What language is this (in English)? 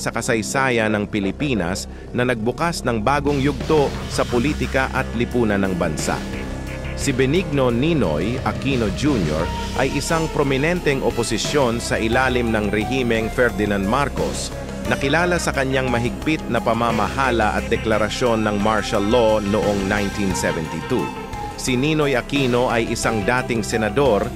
Filipino